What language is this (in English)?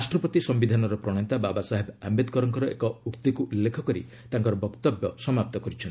Odia